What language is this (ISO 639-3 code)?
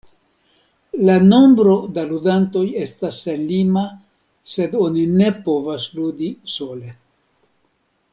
epo